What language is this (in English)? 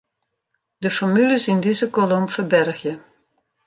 Western Frisian